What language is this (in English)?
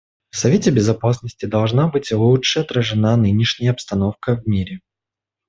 Russian